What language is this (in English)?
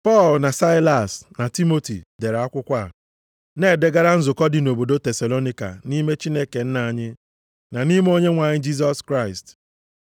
Igbo